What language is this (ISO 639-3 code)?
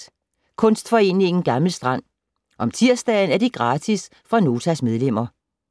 dan